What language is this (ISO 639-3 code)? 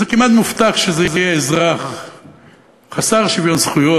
heb